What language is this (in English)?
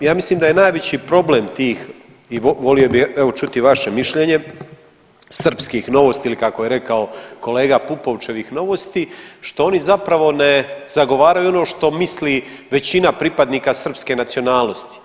Croatian